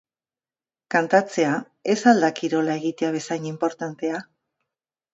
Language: Basque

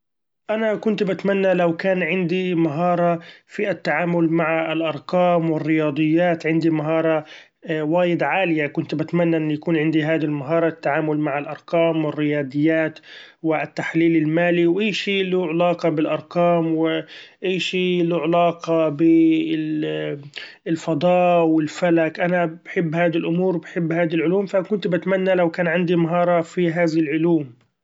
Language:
Gulf Arabic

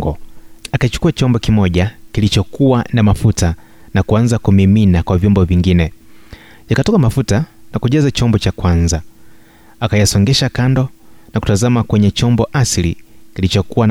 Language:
Swahili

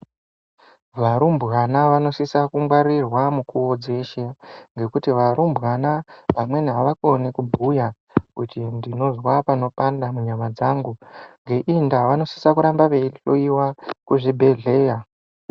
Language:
Ndau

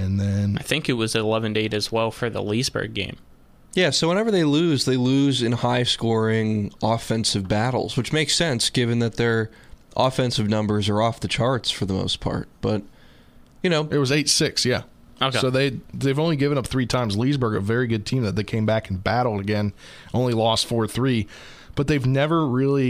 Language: English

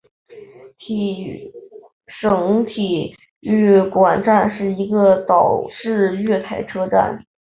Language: Chinese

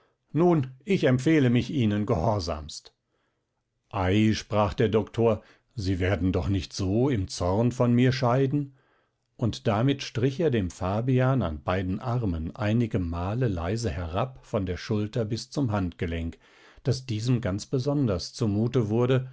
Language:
German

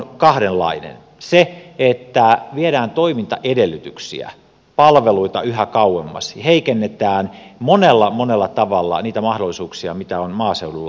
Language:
Finnish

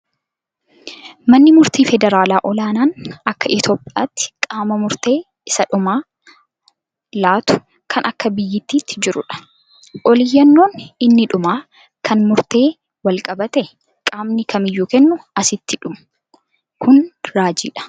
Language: Oromo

